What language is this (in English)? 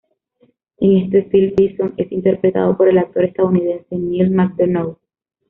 Spanish